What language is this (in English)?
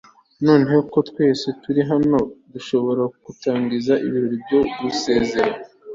Kinyarwanda